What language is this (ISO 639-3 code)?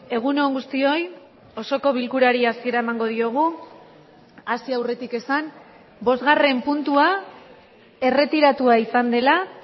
eus